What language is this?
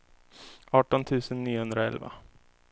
Swedish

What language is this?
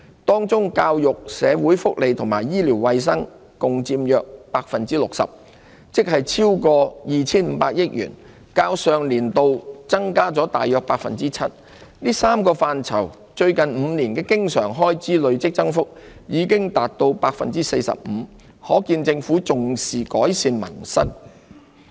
Cantonese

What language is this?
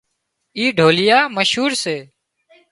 Wadiyara Koli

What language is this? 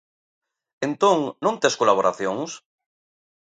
Galician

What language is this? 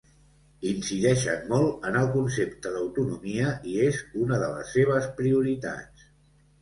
Catalan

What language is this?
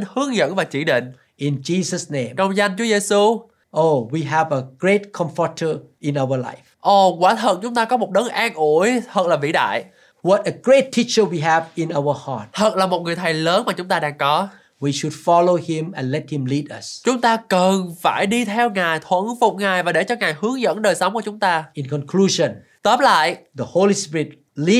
Vietnamese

